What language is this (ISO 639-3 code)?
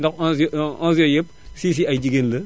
wol